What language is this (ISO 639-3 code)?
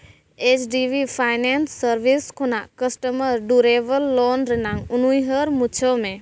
sat